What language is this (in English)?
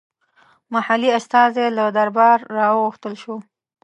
Pashto